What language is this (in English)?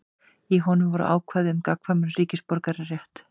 Icelandic